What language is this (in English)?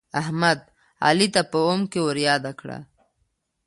Pashto